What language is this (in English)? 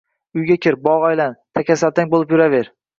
Uzbek